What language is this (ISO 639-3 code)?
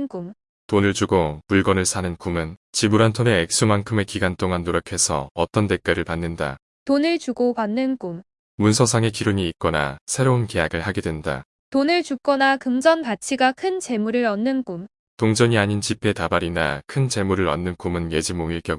kor